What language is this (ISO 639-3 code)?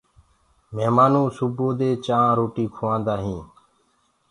ggg